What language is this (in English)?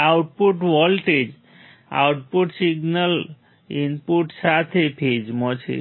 Gujarati